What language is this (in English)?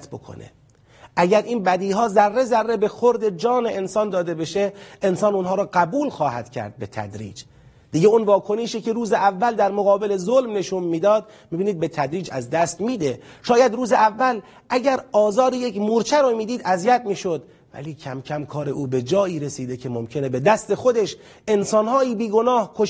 Persian